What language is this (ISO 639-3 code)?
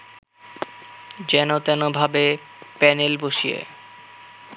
ben